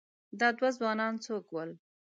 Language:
Pashto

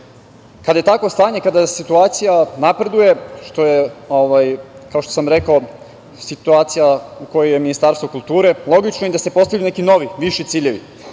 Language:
Serbian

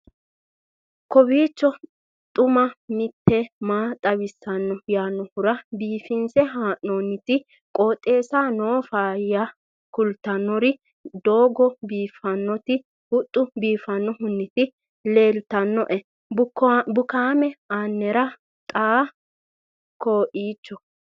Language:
Sidamo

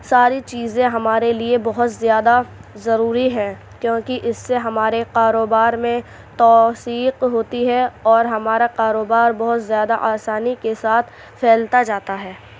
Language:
Urdu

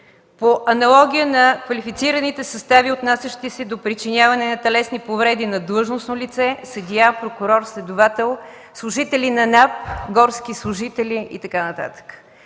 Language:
Bulgarian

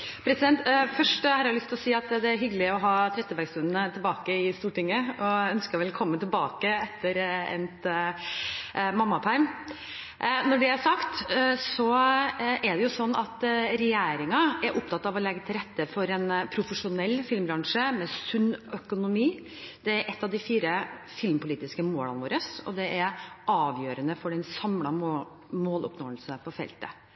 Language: Norwegian Bokmål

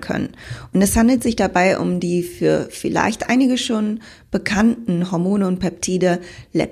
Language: German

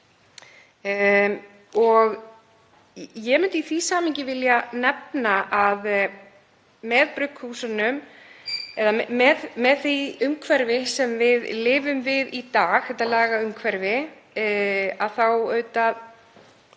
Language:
Icelandic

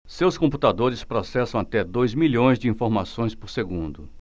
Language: Portuguese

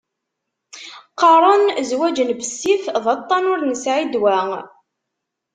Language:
Kabyle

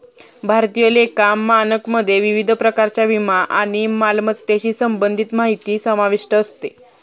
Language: Marathi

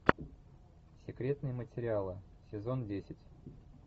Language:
Russian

